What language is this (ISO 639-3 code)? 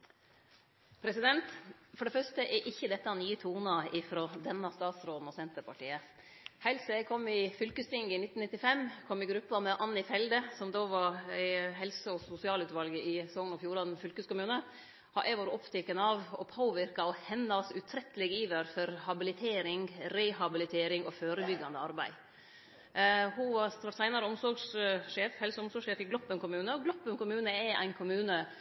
nno